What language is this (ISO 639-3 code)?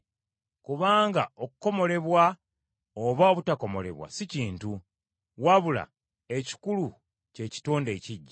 lug